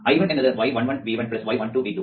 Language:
Malayalam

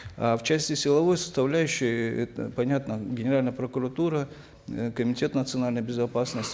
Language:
Kazakh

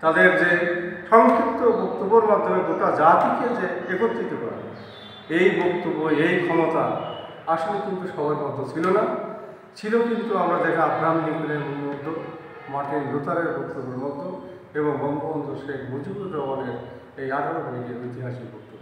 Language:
Romanian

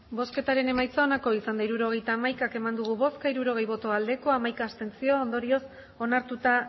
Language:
Basque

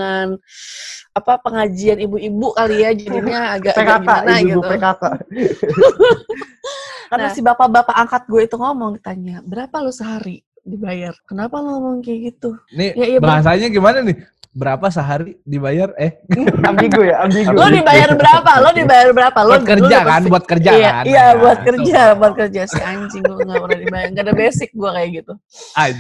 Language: Indonesian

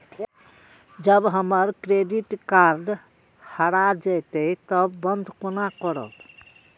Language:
Maithili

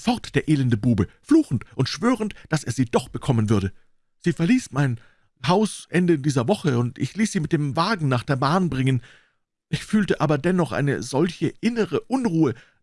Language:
German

